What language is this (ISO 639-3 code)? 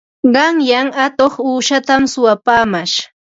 qva